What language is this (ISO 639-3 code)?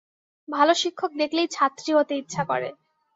ben